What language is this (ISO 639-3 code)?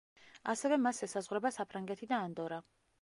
kat